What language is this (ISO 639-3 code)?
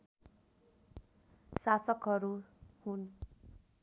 nep